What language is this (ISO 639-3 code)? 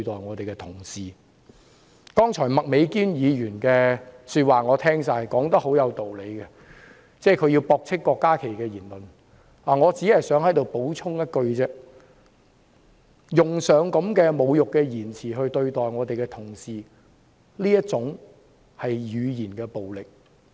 yue